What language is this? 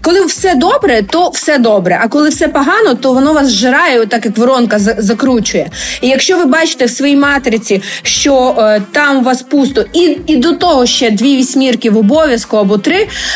Ukrainian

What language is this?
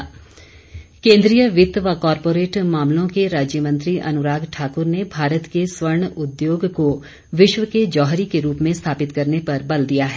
Hindi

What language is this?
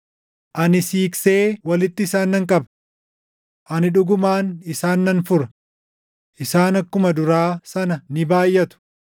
Oromo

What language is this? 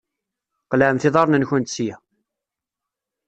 Kabyle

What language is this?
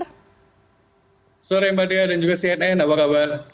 Indonesian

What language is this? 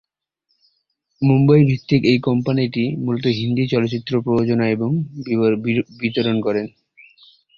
Bangla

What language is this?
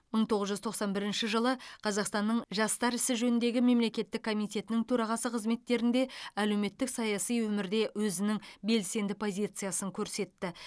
Kazakh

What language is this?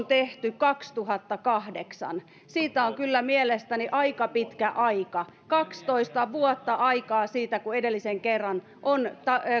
Finnish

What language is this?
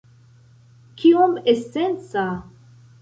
Esperanto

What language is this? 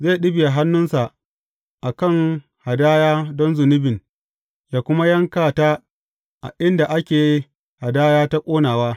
Hausa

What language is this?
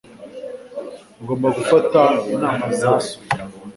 Kinyarwanda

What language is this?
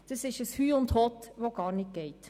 Swiss German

